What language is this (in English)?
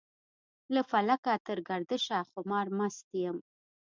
Pashto